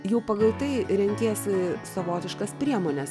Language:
Lithuanian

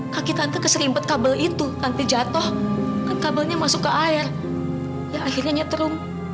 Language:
Indonesian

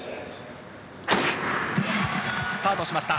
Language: Japanese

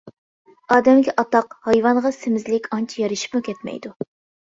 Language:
Uyghur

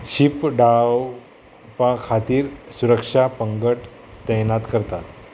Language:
Konkani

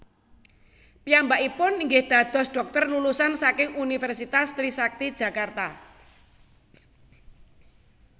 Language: Javanese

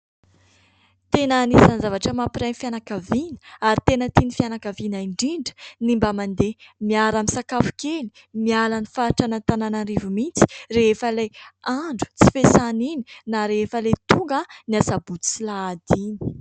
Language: Malagasy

